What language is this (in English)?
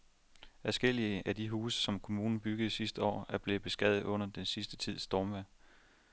Danish